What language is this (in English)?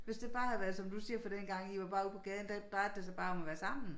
Danish